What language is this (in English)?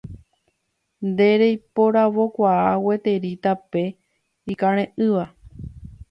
Guarani